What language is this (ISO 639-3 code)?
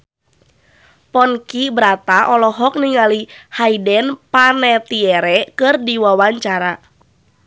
sun